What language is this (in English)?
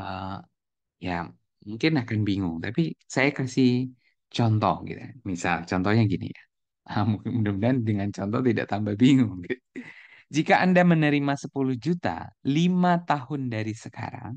Indonesian